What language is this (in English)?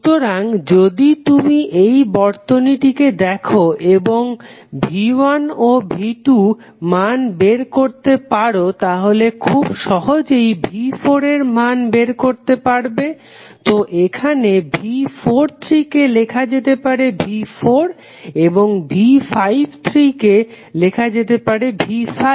Bangla